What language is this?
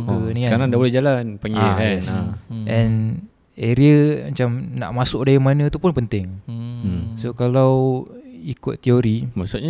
Malay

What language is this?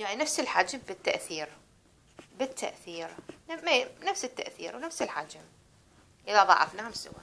Arabic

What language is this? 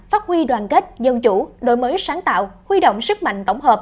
Vietnamese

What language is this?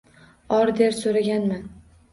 Uzbek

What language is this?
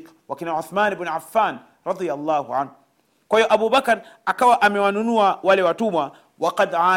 Swahili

